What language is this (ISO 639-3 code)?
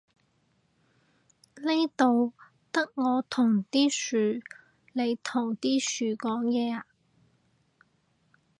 yue